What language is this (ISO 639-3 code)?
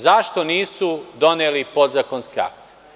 srp